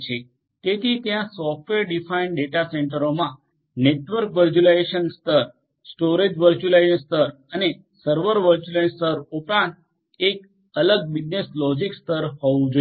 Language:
Gujarati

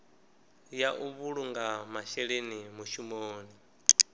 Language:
Venda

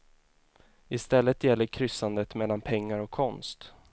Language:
Swedish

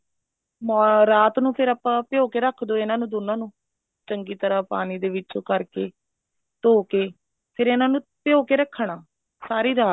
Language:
Punjabi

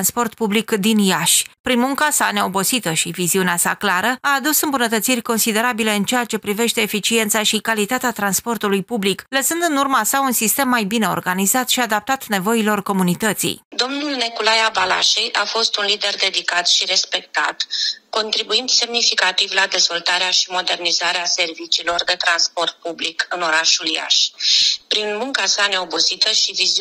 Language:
Romanian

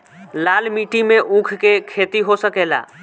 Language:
Bhojpuri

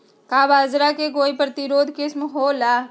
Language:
Magahi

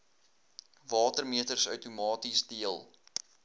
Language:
Afrikaans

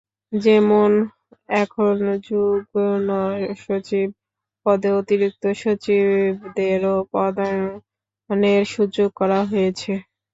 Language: Bangla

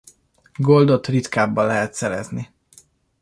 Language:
Hungarian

